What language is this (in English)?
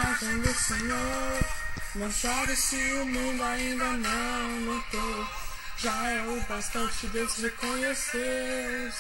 Portuguese